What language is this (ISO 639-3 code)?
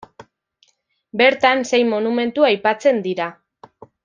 eus